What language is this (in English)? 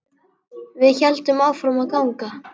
Icelandic